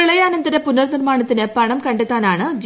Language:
Malayalam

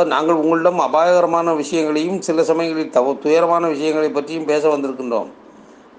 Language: Tamil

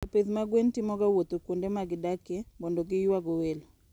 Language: Luo (Kenya and Tanzania)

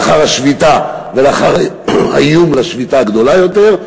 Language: Hebrew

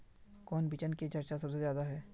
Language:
Magahi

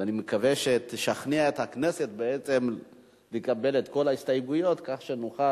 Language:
Hebrew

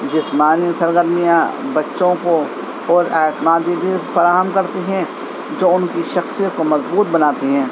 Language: Urdu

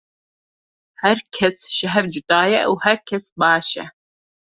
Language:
Kurdish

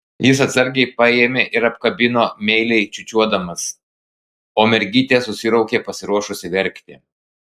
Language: Lithuanian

